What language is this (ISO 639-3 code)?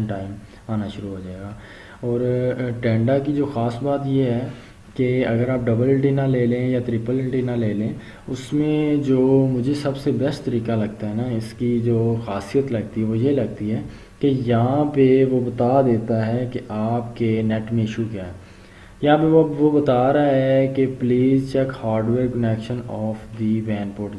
urd